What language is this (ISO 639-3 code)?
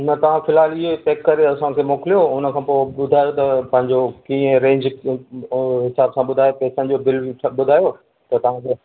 snd